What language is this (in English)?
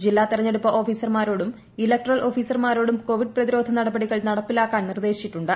Malayalam